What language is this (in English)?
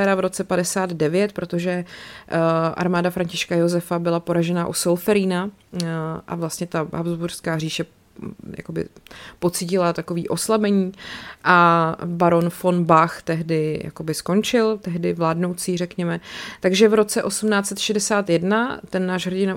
Czech